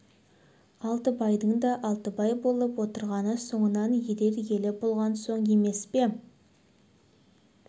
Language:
Kazakh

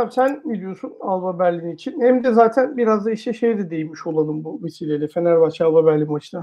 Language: Turkish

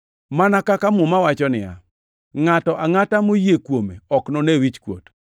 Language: Luo (Kenya and Tanzania)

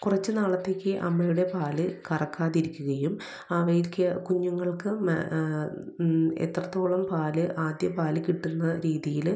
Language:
Malayalam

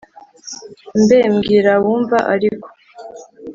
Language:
Kinyarwanda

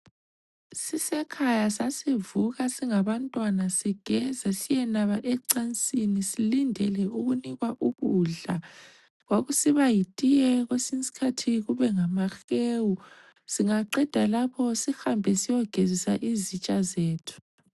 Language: North Ndebele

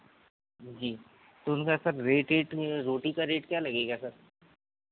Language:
Hindi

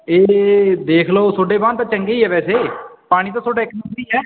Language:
Punjabi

